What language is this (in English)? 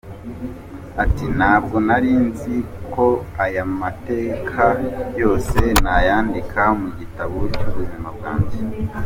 Kinyarwanda